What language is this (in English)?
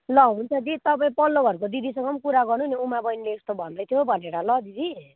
Nepali